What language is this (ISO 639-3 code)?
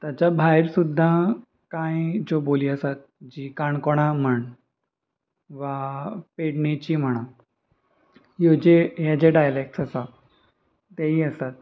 kok